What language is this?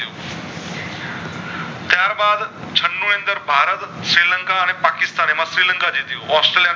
Gujarati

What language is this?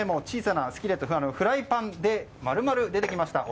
Japanese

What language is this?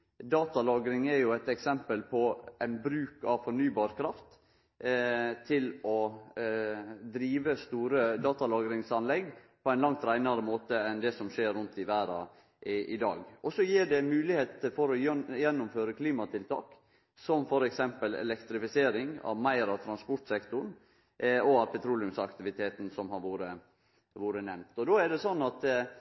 Norwegian Nynorsk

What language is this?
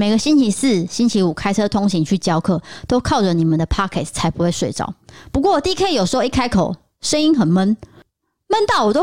Chinese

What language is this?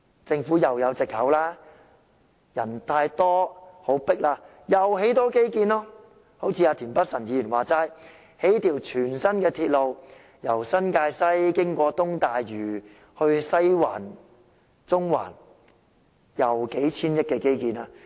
Cantonese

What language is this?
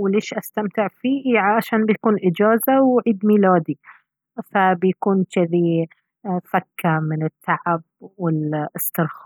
Baharna Arabic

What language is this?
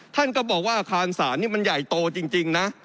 Thai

